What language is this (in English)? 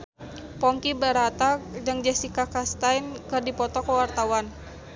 Sundanese